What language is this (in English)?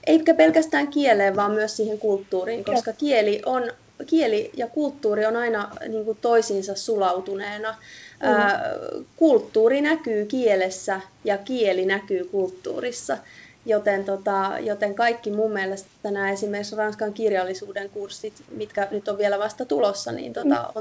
Finnish